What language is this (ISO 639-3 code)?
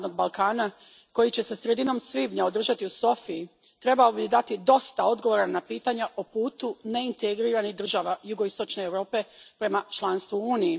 hrv